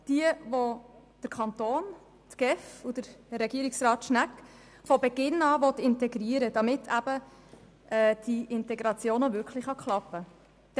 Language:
Swiss German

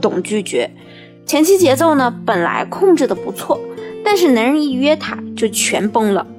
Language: Chinese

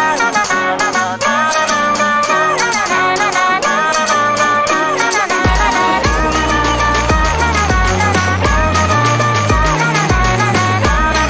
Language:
Japanese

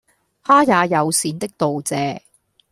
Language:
Cantonese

